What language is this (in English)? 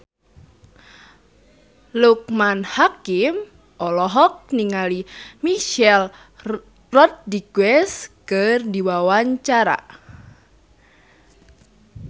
Sundanese